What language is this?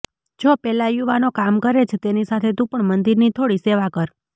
Gujarati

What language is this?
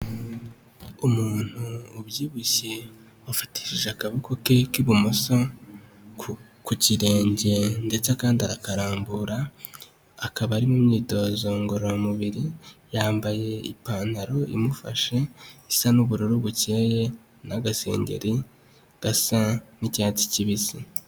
Kinyarwanda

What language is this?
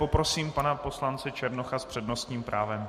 Czech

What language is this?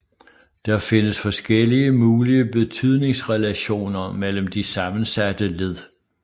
Danish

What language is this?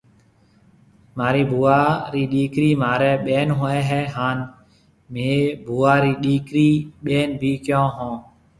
Marwari (Pakistan)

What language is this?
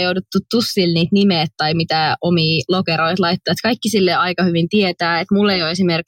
Finnish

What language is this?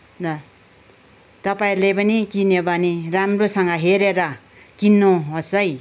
Nepali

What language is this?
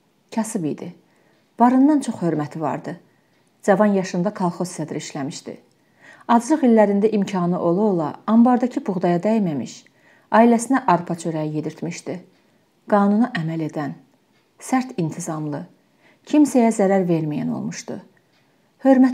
Turkish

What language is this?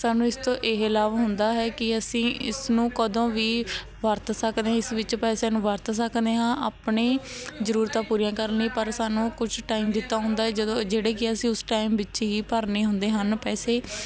Punjabi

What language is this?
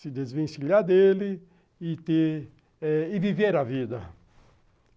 Portuguese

